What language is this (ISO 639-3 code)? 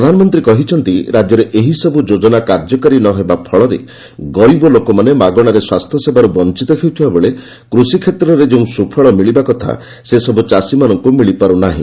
ori